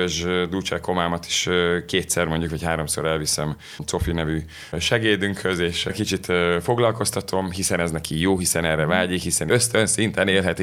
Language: Hungarian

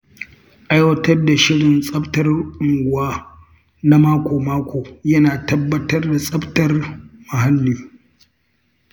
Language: Hausa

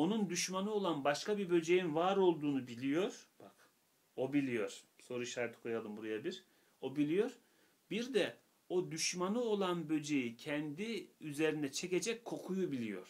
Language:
Turkish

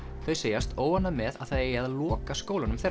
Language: Icelandic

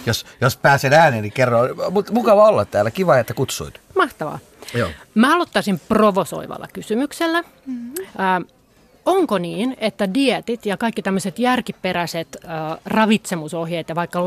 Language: Finnish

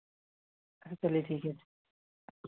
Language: Hindi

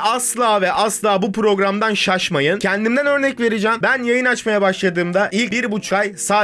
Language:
Turkish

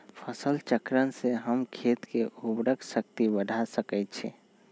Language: Magahi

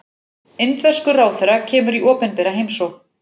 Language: Icelandic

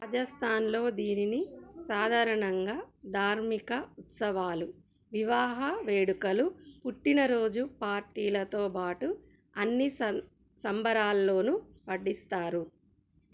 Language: Telugu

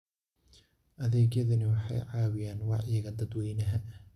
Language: Somali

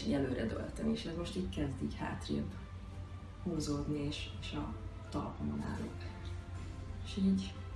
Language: Hungarian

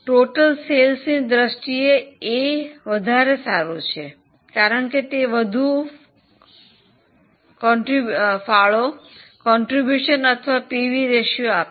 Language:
Gujarati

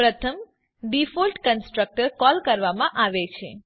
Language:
Gujarati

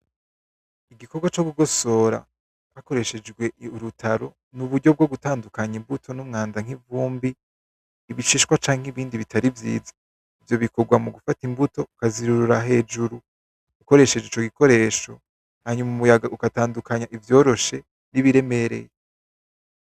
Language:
Rundi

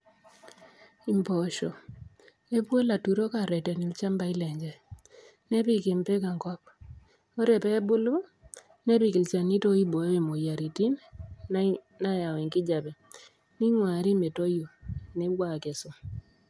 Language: Masai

